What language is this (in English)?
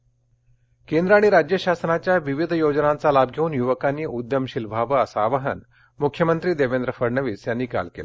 Marathi